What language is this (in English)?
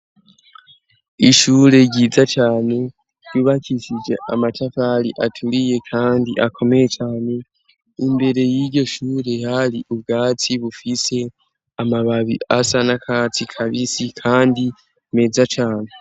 Rundi